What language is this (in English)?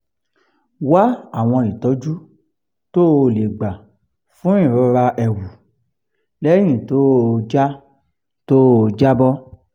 Yoruba